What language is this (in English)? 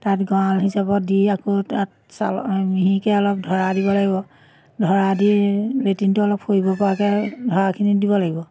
Assamese